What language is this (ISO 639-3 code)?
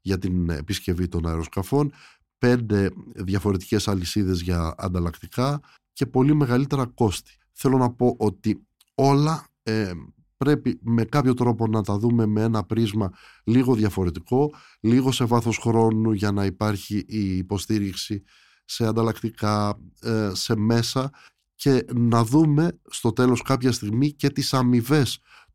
ell